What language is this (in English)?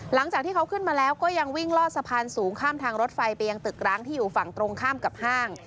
Thai